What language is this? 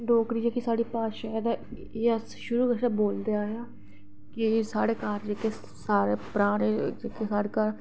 Dogri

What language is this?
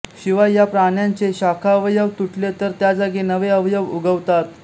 Marathi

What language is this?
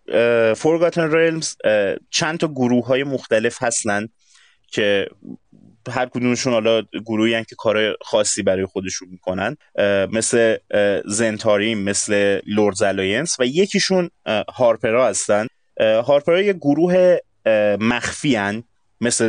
Persian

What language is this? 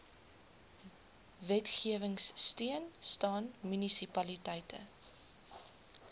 Afrikaans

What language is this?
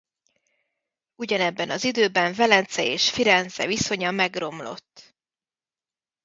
Hungarian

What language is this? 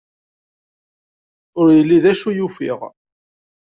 Kabyle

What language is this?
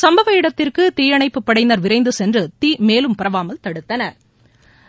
Tamil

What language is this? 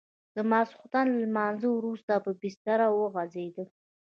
Pashto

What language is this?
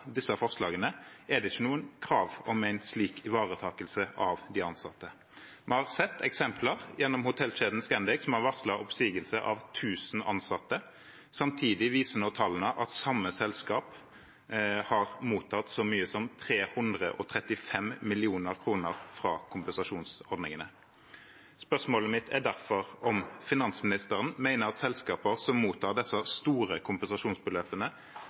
Norwegian Bokmål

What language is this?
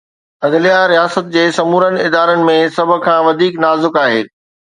Sindhi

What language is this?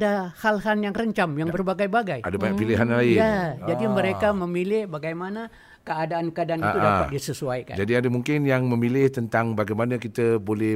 Malay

